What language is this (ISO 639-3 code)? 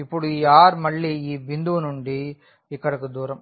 tel